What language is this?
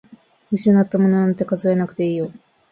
Japanese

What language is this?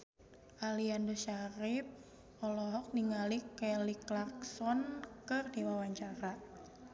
Sundanese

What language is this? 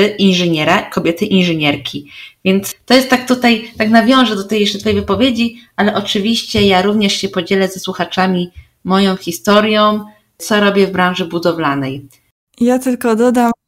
Polish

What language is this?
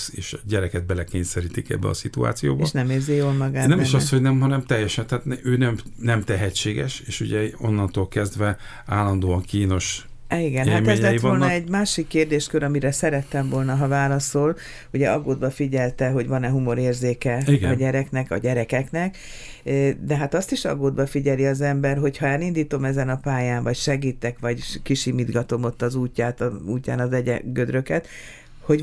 Hungarian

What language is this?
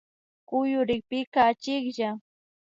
Imbabura Highland Quichua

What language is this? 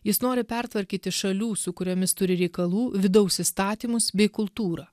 Lithuanian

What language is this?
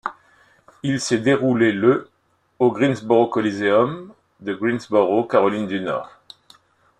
French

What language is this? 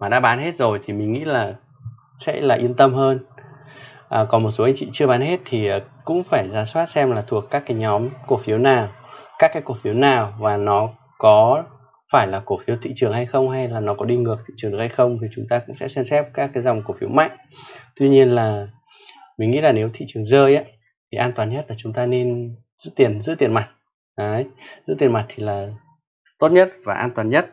Vietnamese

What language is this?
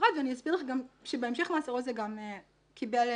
Hebrew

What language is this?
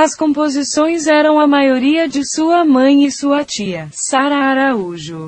Portuguese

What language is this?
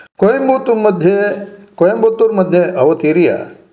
Sanskrit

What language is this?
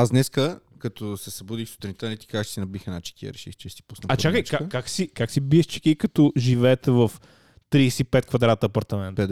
Bulgarian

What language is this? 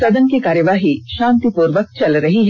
Hindi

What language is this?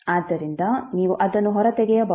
Kannada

